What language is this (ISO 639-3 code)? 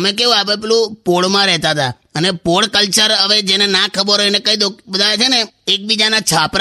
hin